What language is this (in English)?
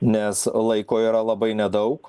Lithuanian